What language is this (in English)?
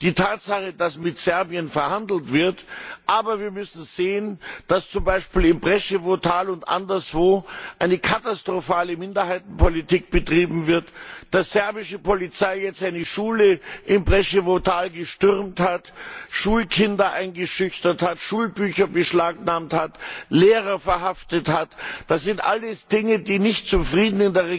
German